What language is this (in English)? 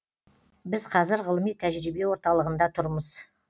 Kazakh